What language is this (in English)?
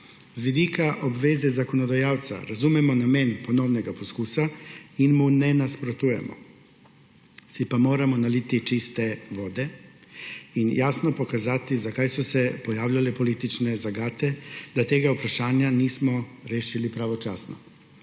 Slovenian